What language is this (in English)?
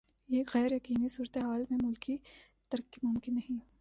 Urdu